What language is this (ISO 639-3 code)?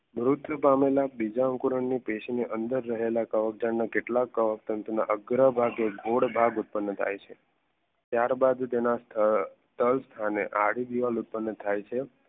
guj